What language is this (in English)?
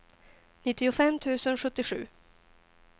Swedish